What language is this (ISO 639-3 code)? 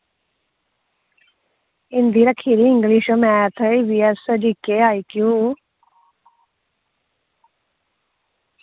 doi